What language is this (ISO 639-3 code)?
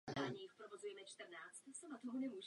ces